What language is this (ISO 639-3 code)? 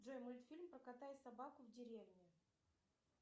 rus